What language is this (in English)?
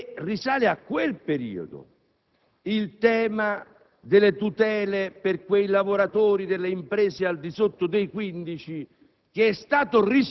Italian